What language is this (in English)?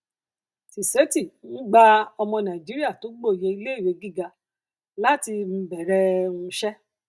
Yoruba